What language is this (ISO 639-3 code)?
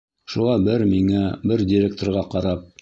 bak